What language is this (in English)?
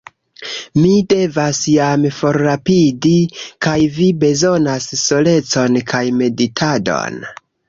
Esperanto